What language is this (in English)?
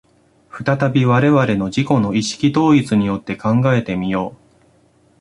Japanese